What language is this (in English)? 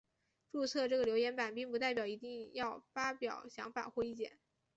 Chinese